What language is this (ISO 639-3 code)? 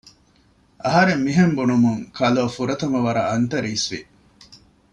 div